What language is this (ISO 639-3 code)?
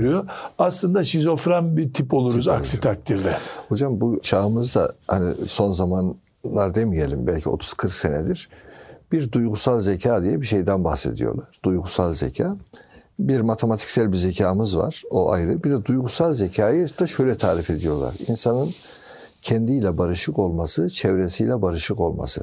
tur